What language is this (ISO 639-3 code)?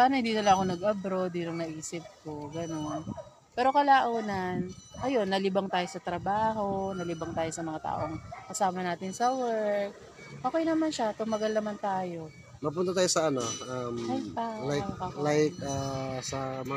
fil